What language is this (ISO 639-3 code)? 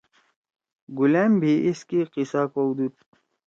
trw